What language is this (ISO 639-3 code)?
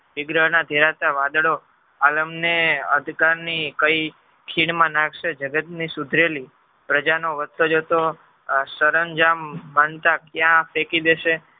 guj